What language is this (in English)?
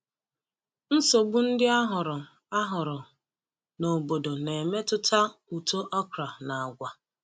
Igbo